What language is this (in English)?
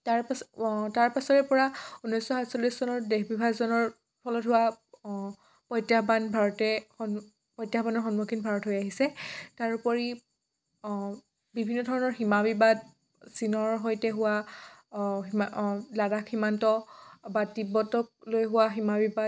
Assamese